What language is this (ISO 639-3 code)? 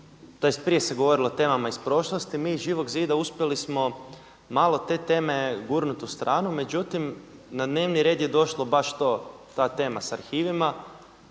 hrv